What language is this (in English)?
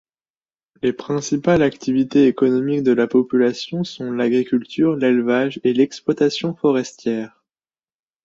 French